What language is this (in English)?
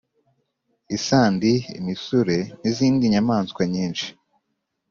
Kinyarwanda